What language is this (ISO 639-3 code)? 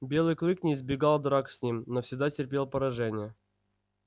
rus